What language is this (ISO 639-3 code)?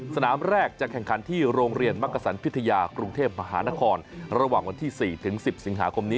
tha